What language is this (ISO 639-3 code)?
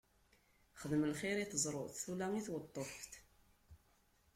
kab